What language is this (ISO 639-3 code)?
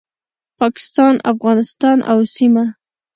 pus